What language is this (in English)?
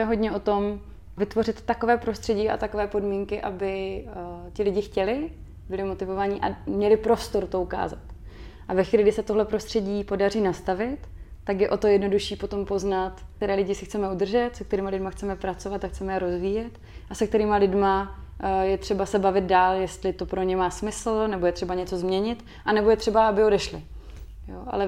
Czech